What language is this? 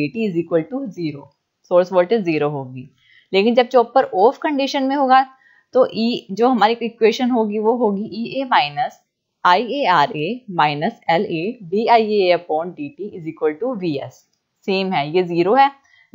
Hindi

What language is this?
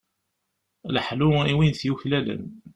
Kabyle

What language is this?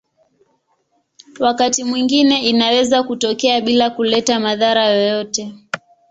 Swahili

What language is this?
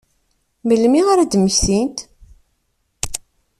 Kabyle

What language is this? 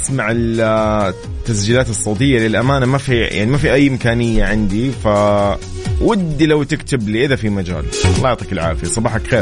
Arabic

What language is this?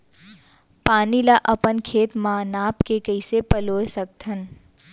Chhattisgarhi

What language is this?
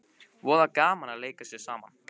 Icelandic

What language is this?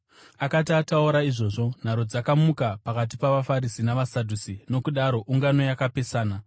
Shona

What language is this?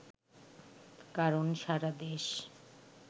Bangla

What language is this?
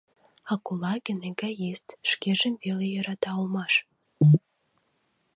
Mari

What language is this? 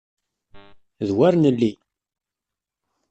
Kabyle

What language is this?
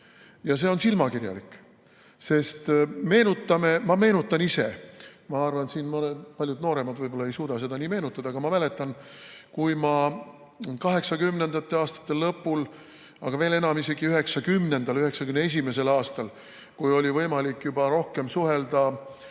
Estonian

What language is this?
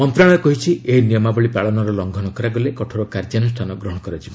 Odia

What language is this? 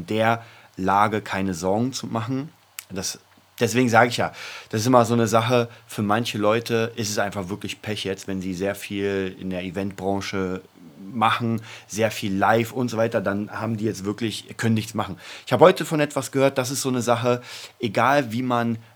German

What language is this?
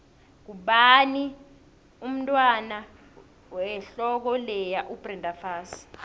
South Ndebele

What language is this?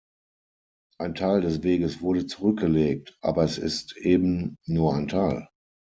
German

